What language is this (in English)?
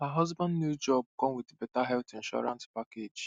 Nigerian Pidgin